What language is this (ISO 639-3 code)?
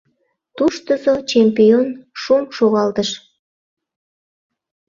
chm